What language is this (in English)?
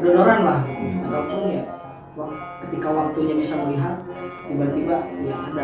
Indonesian